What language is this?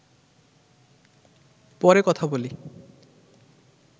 Bangla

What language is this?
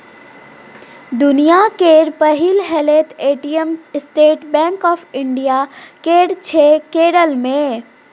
Maithili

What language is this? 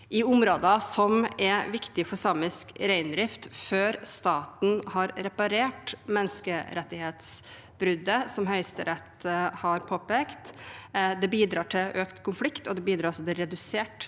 Norwegian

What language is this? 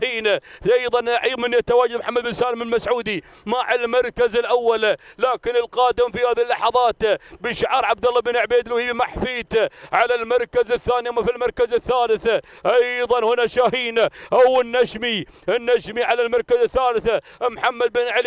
Arabic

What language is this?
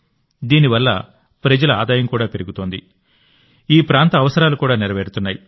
Telugu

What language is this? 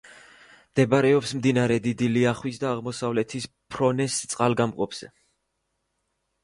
Georgian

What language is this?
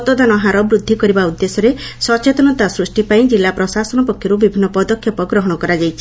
Odia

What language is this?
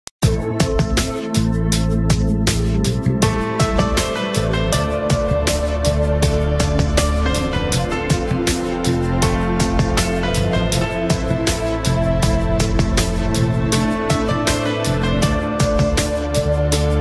Italian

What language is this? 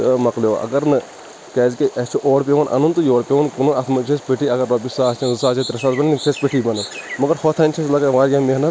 Kashmiri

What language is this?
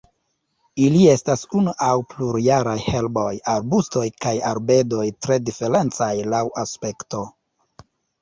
Esperanto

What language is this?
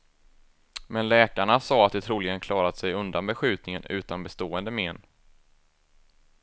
Swedish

